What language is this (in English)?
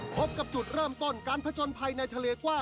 Thai